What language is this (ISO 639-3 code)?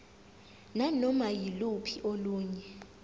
zul